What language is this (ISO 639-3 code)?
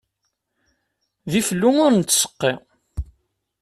kab